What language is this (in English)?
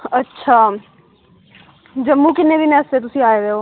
Dogri